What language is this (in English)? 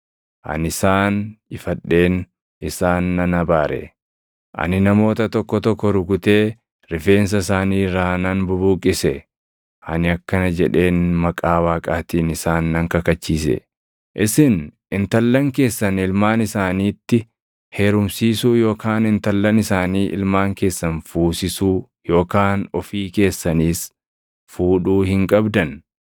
Oromo